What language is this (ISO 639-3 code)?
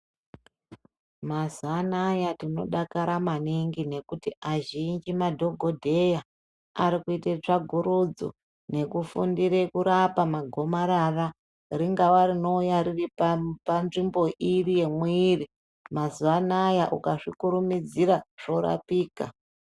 ndc